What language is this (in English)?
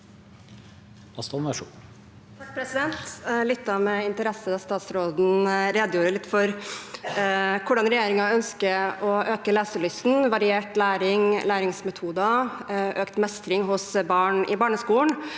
Norwegian